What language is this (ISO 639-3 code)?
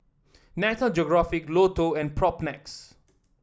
eng